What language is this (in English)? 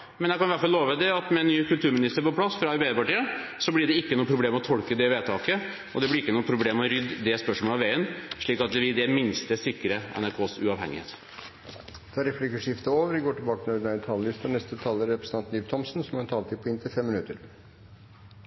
Norwegian Bokmål